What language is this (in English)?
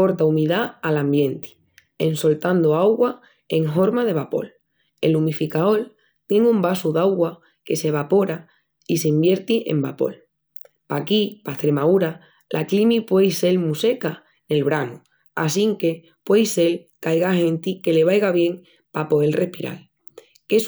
Extremaduran